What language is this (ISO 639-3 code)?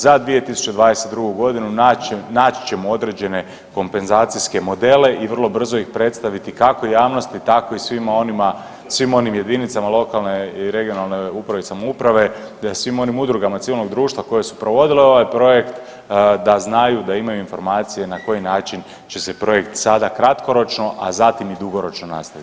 hrv